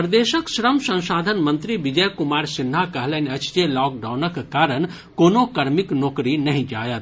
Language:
Maithili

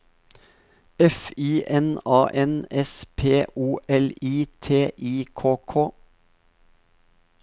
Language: Norwegian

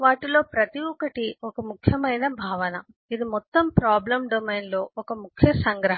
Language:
Telugu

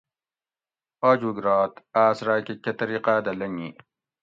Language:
Gawri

